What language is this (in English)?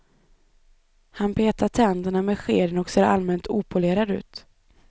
Swedish